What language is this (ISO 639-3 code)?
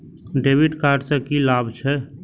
mai